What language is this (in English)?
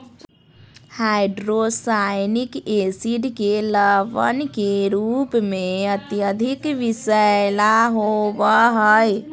Magahi